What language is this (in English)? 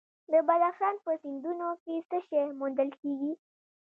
Pashto